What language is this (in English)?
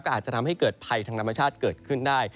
Thai